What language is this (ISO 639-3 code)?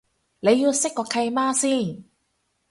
yue